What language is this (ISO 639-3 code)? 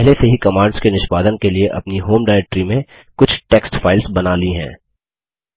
hin